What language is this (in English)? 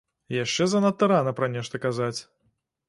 Belarusian